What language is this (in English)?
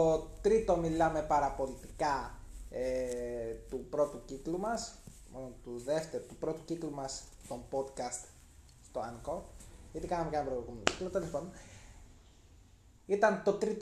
Greek